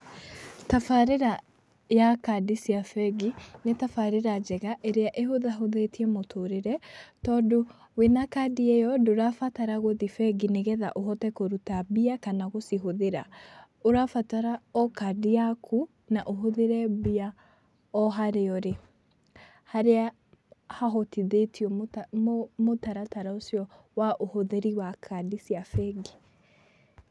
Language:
Kikuyu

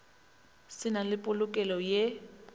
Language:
Northern Sotho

